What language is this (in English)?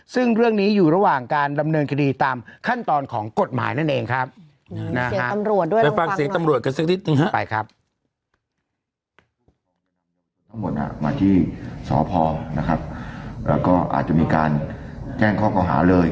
Thai